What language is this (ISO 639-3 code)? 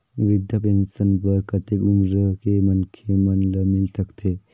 hne